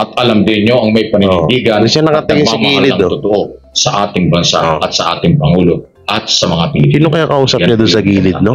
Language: Filipino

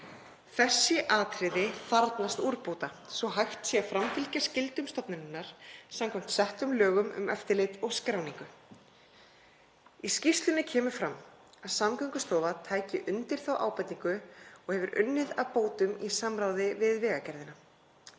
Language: Icelandic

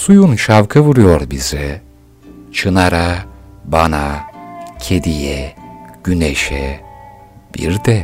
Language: Turkish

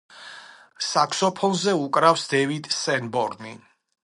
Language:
Georgian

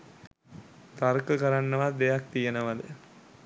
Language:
Sinhala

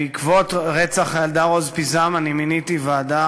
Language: Hebrew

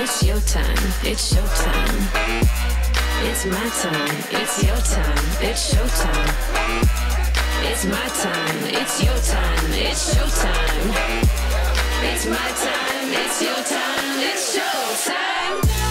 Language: Korean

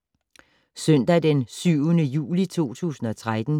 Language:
Danish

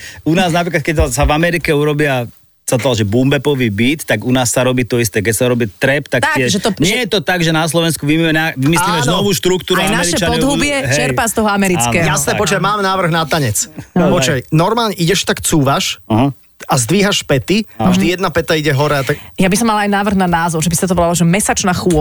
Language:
Slovak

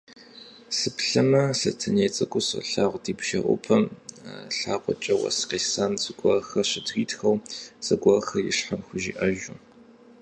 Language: Kabardian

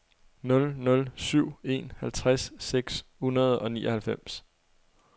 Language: Danish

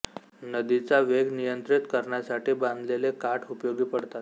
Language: Marathi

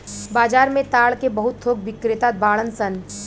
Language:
Bhojpuri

